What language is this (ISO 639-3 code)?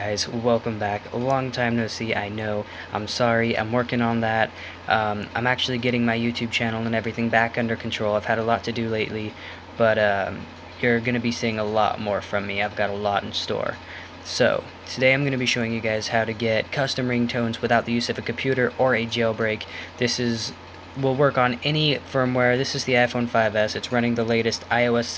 eng